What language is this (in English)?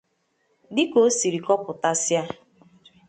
Igbo